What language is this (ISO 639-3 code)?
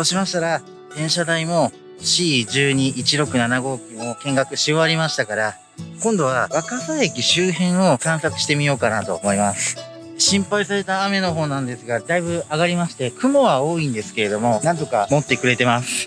jpn